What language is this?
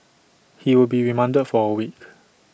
English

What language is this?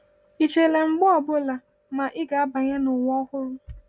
Igbo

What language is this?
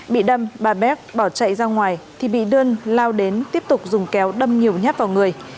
Vietnamese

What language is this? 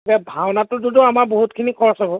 Assamese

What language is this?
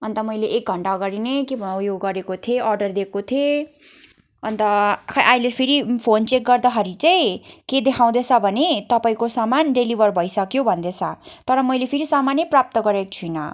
Nepali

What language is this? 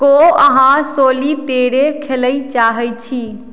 Maithili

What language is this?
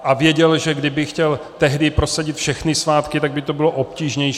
Czech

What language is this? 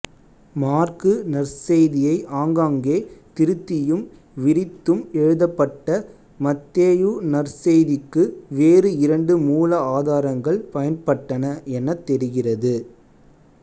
Tamil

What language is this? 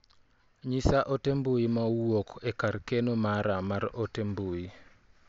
Luo (Kenya and Tanzania)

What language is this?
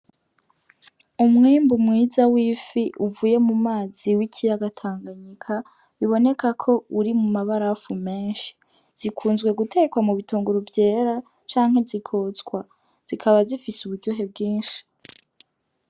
Rundi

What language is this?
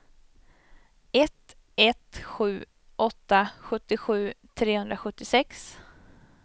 Swedish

